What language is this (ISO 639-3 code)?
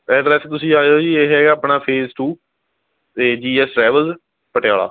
pan